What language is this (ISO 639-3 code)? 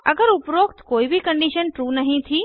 hin